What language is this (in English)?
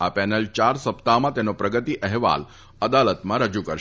Gujarati